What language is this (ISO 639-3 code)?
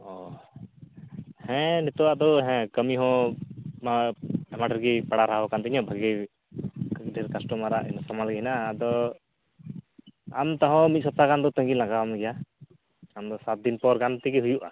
sat